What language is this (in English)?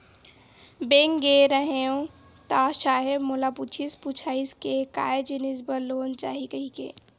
Chhattisgarhi